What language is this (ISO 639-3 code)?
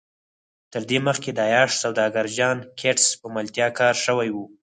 pus